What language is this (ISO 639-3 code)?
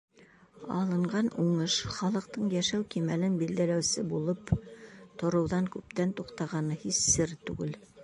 bak